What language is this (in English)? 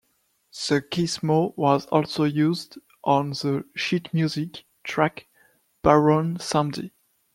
English